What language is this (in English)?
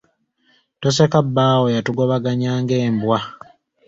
Ganda